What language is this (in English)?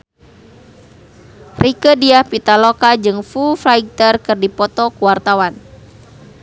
Sundanese